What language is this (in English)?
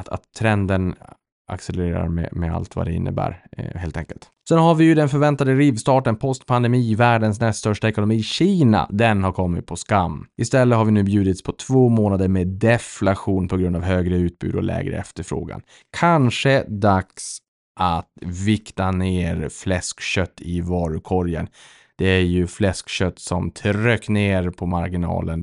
Swedish